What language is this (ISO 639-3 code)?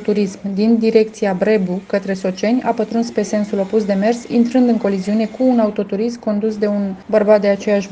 ron